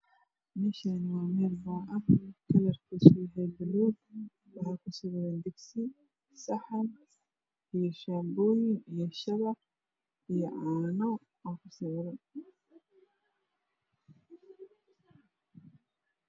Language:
Somali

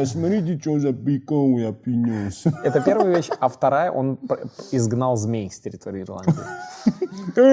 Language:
Russian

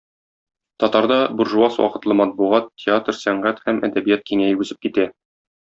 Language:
Tatar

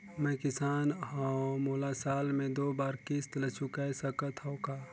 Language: Chhattisgarhi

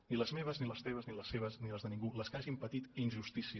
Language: Catalan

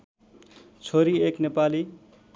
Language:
Nepali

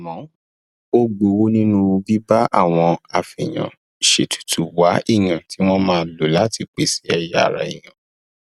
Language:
Yoruba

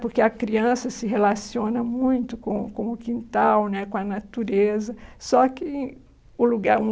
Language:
Portuguese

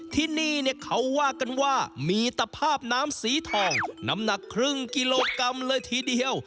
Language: Thai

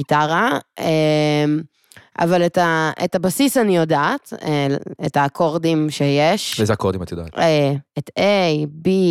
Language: Hebrew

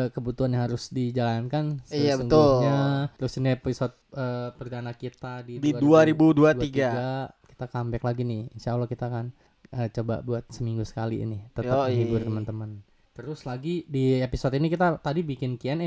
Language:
Indonesian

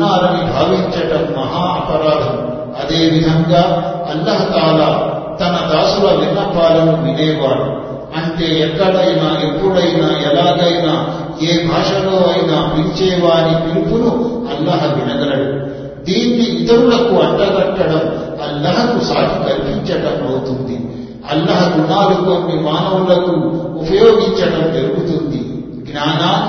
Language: Telugu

